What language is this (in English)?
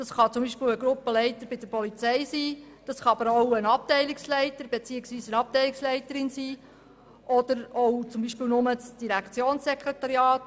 Swiss German